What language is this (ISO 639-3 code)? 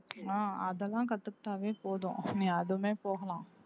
tam